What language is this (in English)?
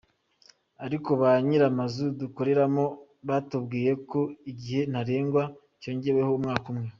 Kinyarwanda